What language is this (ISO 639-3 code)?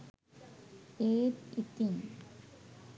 sin